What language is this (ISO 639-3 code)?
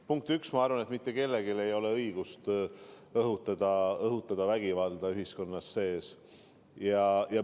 est